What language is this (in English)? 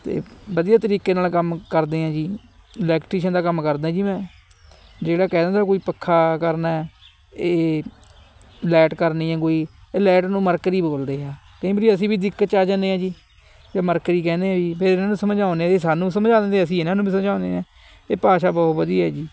Punjabi